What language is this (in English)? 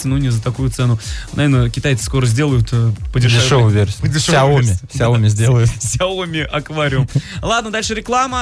Russian